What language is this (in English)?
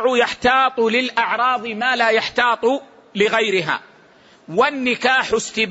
Arabic